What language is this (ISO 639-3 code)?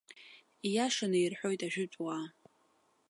abk